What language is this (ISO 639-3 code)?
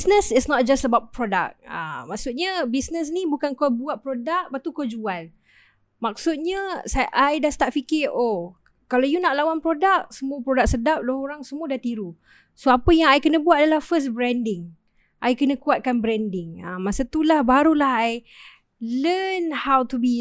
msa